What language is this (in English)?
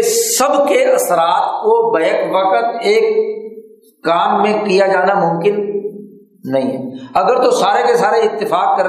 Urdu